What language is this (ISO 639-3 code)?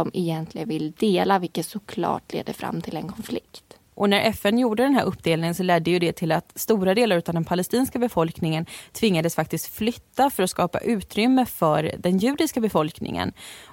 swe